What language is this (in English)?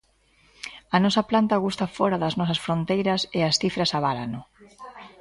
Galician